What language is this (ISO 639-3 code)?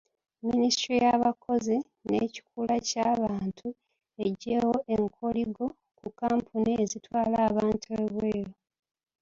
lug